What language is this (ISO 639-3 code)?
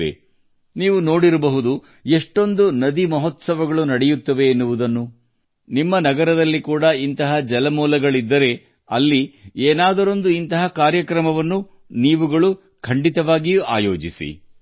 kan